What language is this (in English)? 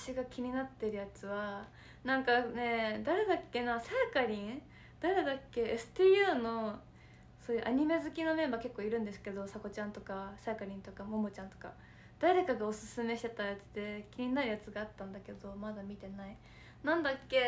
Japanese